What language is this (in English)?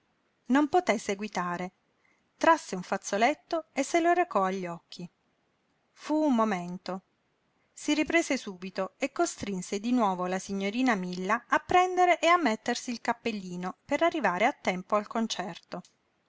Italian